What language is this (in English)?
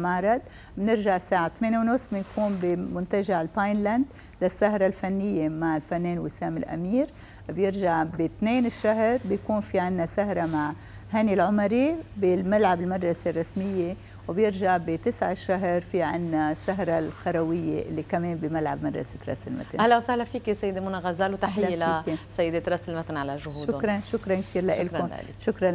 Arabic